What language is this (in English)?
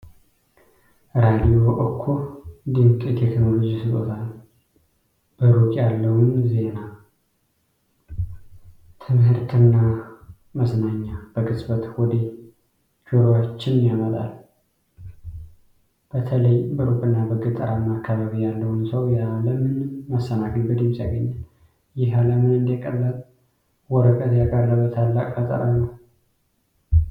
Amharic